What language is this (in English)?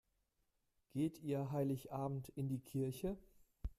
German